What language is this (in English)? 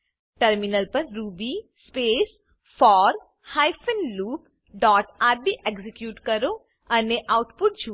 Gujarati